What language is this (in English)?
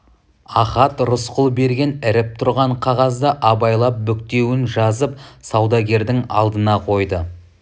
Kazakh